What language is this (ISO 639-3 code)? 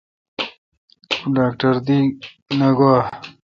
xka